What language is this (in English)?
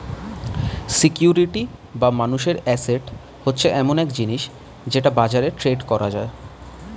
Bangla